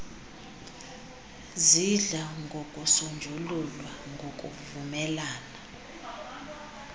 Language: Xhosa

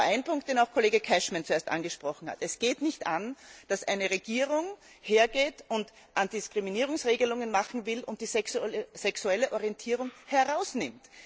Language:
German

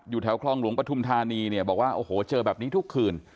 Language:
Thai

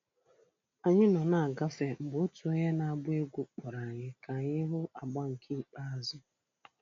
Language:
Igbo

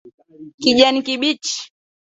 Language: Swahili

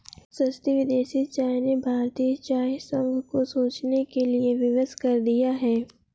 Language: Hindi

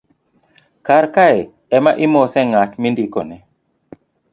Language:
Luo (Kenya and Tanzania)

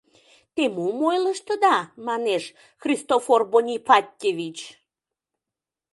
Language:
Mari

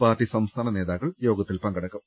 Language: Malayalam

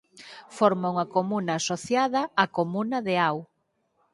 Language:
Galician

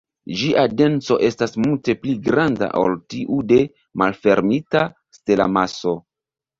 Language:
Esperanto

